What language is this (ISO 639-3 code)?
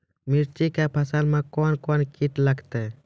mai